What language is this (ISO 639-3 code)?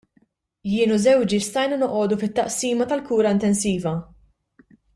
mlt